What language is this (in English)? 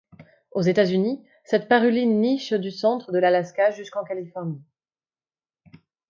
French